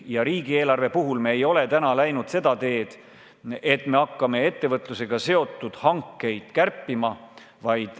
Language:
Estonian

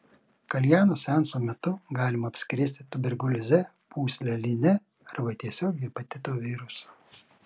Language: Lithuanian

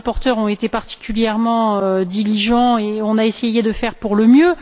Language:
French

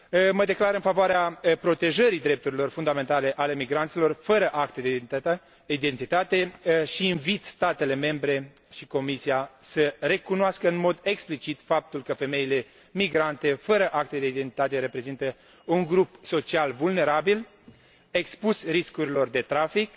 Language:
Romanian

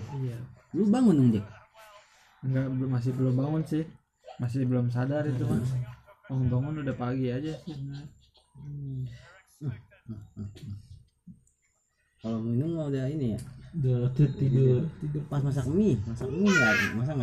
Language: Indonesian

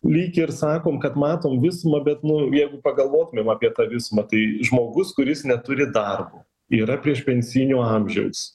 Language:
Lithuanian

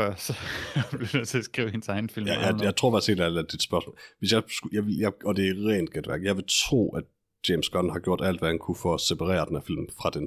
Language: Danish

